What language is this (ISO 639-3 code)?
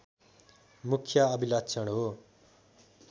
nep